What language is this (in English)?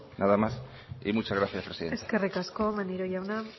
Basque